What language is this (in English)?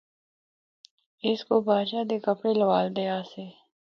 Northern Hindko